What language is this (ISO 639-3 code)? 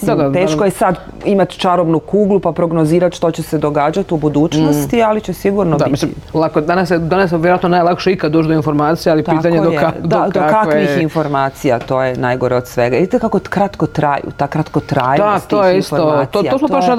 hrv